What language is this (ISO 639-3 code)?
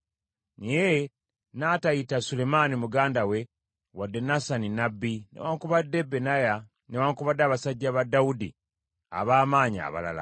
lug